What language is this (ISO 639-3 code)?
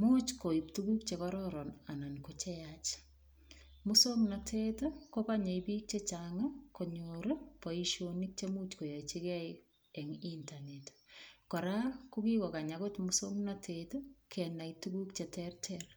kln